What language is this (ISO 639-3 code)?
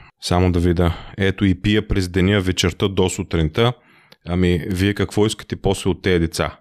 bul